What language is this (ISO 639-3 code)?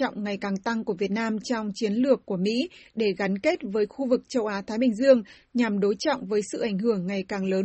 vie